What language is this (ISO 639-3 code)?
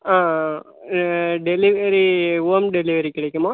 tam